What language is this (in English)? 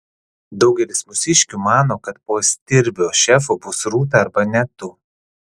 Lithuanian